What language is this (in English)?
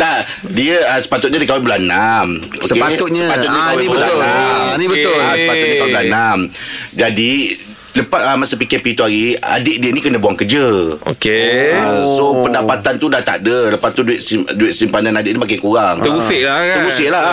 Malay